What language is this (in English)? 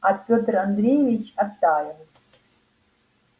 Russian